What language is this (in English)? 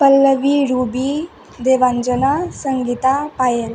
Sanskrit